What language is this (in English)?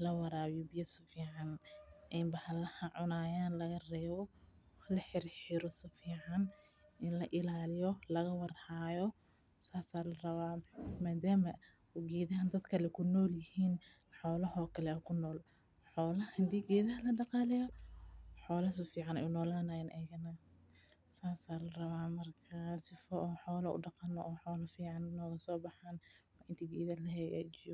Somali